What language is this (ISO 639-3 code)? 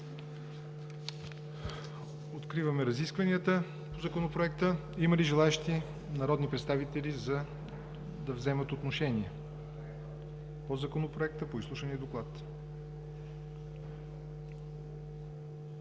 bul